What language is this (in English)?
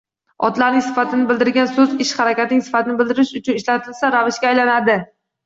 Uzbek